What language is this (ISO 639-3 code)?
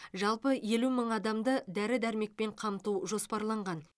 kaz